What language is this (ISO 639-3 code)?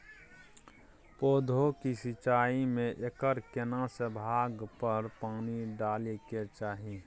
mai